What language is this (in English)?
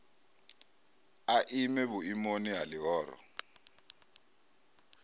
Venda